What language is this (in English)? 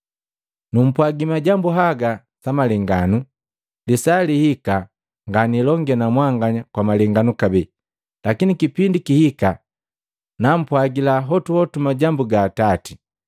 Matengo